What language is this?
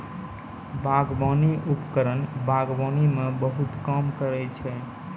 Maithili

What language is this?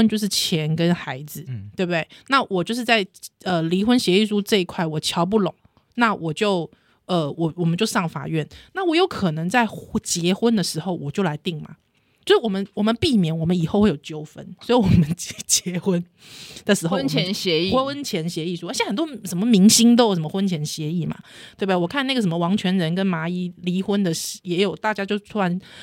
Chinese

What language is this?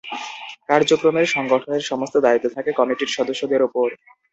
Bangla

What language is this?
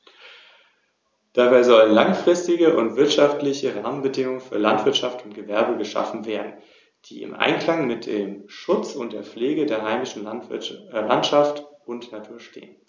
German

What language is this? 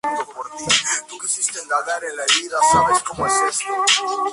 Spanish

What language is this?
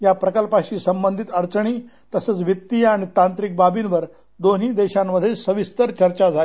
Marathi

